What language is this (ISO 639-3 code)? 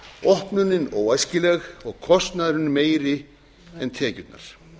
isl